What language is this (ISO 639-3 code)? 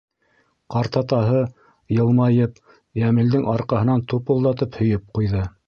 bak